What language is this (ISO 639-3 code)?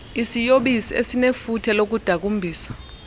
xho